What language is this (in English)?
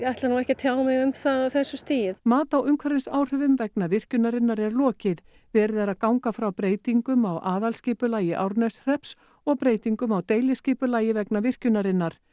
Icelandic